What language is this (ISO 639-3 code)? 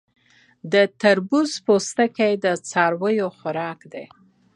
pus